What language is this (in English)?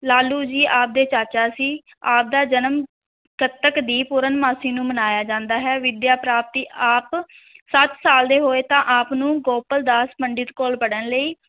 Punjabi